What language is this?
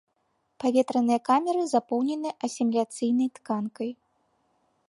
Belarusian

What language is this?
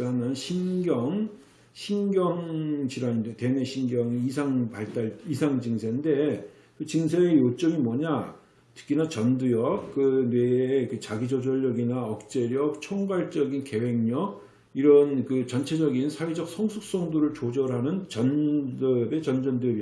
Korean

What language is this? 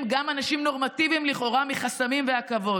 Hebrew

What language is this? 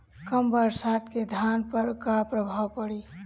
Bhojpuri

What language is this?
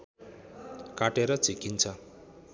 Nepali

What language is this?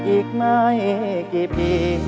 Thai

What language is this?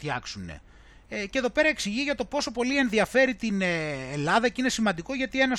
Greek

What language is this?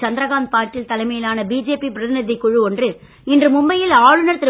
Tamil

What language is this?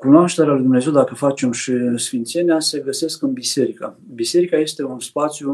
Romanian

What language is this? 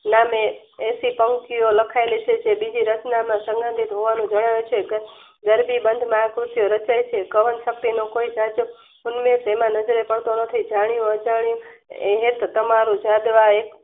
Gujarati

